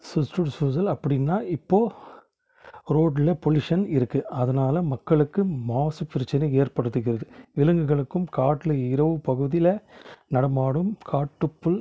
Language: Tamil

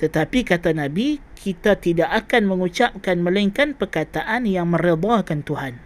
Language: Malay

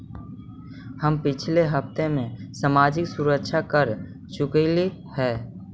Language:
Magahi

